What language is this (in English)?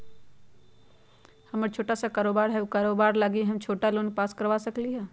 Magahi